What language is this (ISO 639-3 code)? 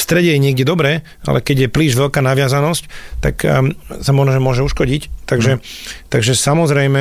slk